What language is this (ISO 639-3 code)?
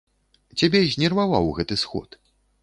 bel